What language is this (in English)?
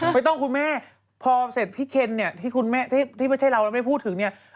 Thai